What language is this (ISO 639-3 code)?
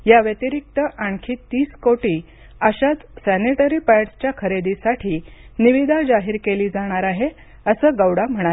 mar